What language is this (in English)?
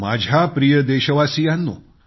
Marathi